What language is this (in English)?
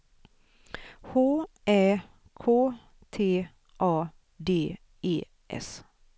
Swedish